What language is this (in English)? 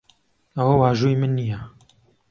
Central Kurdish